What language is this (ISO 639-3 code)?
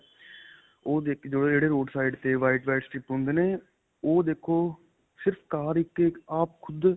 pan